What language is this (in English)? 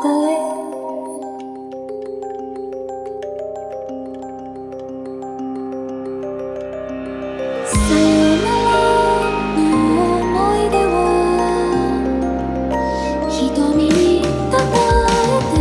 Vietnamese